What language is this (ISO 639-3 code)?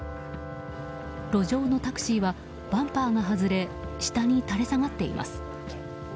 jpn